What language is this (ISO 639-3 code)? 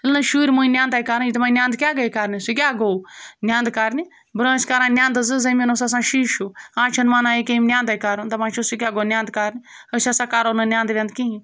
kas